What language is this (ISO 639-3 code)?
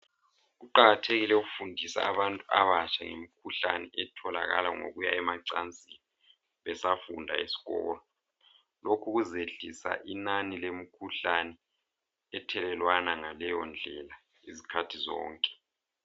nde